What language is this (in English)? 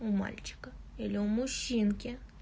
Russian